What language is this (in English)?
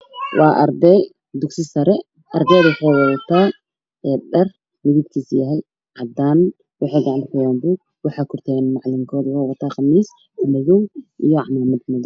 Somali